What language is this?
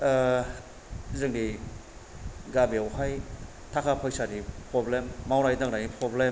Bodo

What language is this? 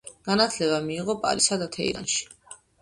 Georgian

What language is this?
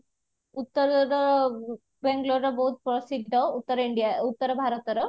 Odia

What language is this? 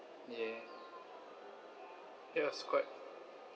English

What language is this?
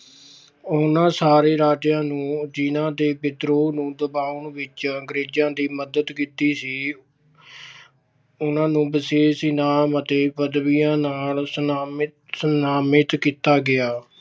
Punjabi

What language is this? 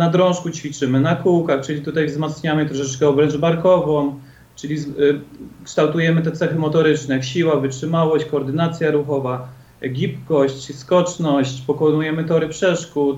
Polish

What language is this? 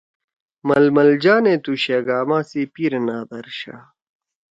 Torwali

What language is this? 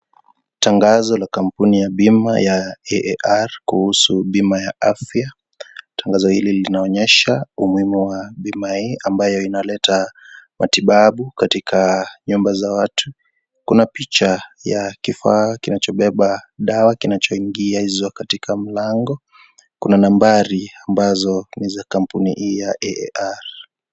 Swahili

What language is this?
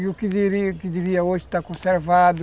Portuguese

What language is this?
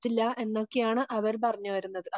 Malayalam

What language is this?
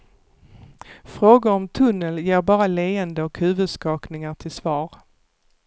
Swedish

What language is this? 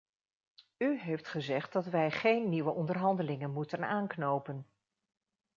Dutch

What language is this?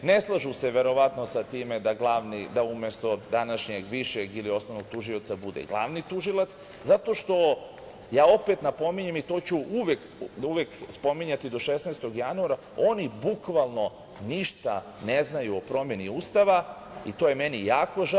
Serbian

